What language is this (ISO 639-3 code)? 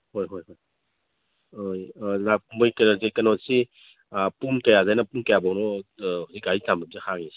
mni